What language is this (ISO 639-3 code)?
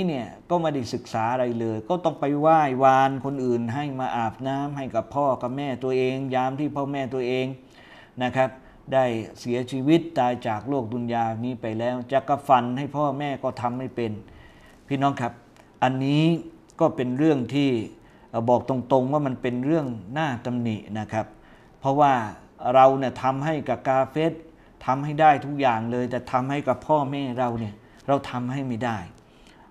tha